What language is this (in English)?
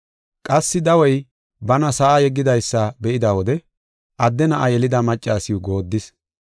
Gofa